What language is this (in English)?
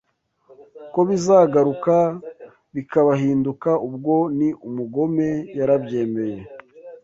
Kinyarwanda